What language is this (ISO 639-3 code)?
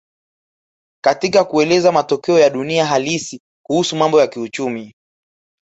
swa